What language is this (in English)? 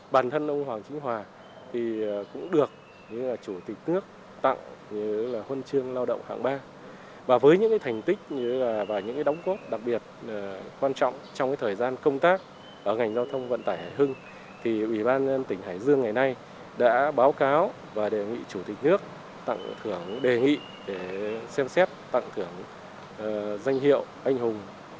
Vietnamese